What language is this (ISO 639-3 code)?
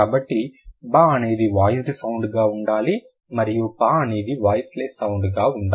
tel